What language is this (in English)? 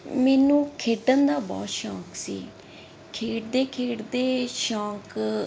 Punjabi